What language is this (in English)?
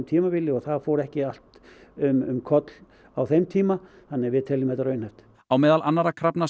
Icelandic